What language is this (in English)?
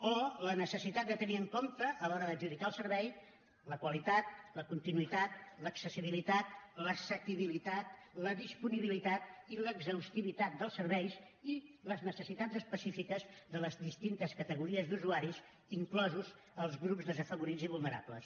Catalan